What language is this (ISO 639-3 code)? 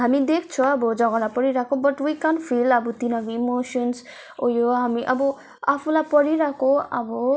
nep